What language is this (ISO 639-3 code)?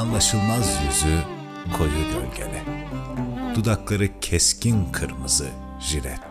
tur